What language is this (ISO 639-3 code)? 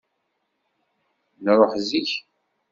kab